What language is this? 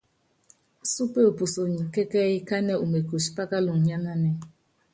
Yangben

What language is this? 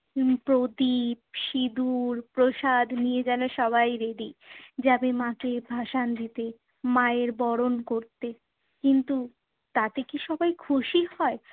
Bangla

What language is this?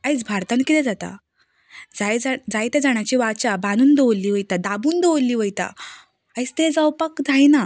Konkani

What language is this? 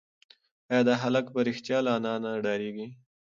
Pashto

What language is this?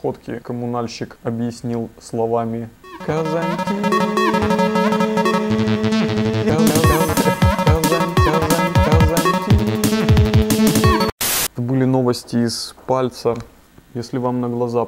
Russian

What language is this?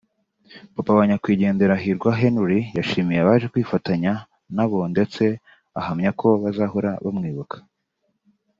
Kinyarwanda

